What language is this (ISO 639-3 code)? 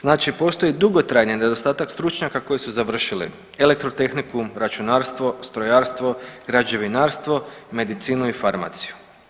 hrv